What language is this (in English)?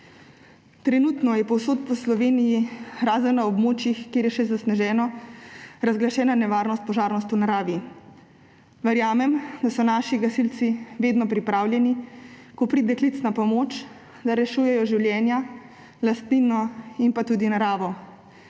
Slovenian